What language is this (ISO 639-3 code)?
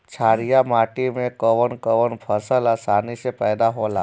bho